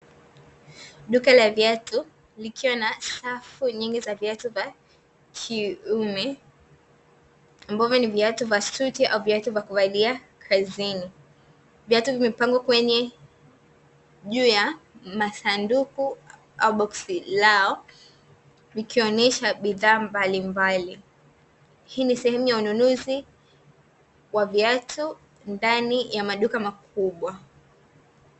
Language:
Swahili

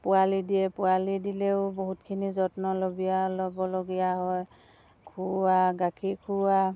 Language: Assamese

